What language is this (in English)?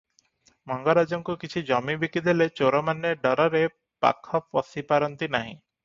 Odia